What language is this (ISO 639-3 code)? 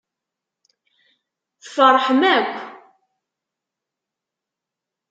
kab